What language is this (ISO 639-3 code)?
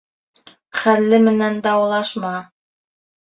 bak